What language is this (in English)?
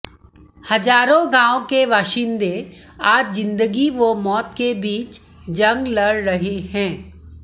Hindi